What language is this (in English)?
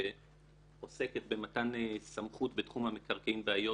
Hebrew